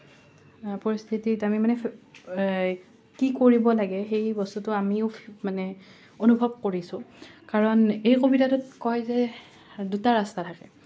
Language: Assamese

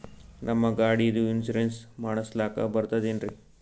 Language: Kannada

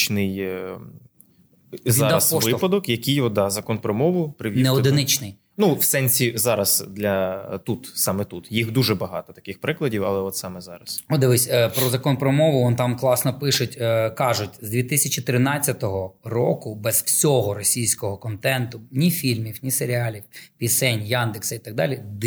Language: Ukrainian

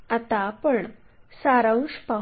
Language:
Marathi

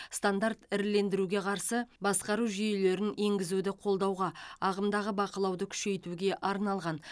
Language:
Kazakh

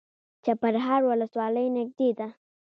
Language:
Pashto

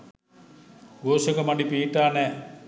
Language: Sinhala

